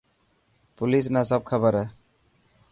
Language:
Dhatki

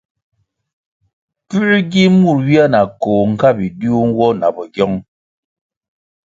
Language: Kwasio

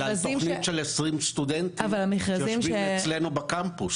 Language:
Hebrew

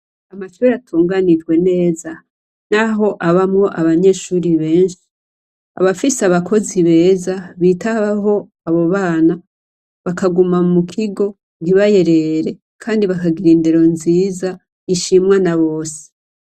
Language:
Rundi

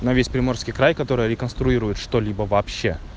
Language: Russian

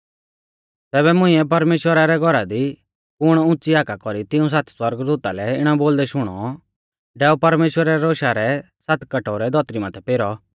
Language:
Mahasu Pahari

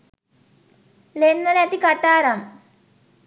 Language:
Sinhala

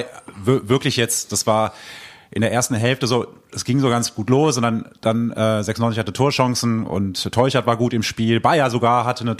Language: German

